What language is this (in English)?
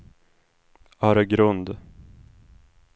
Swedish